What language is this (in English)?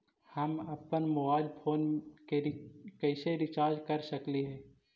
Magahi